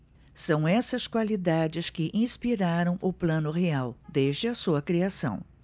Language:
Portuguese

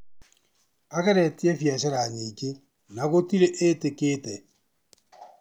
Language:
Kikuyu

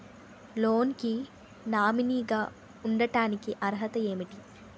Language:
Telugu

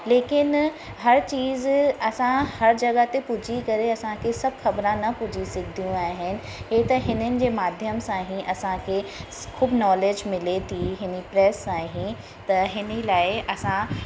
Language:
Sindhi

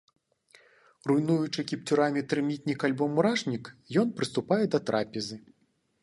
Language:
Belarusian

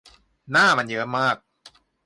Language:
Thai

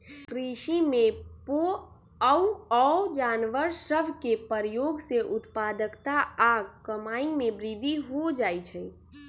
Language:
Magahi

